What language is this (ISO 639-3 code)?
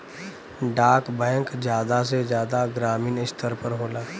bho